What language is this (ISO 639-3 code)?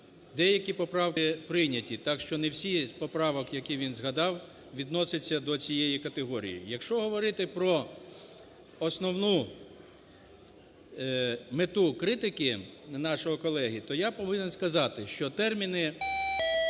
ukr